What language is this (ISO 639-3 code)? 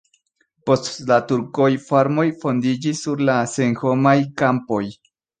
epo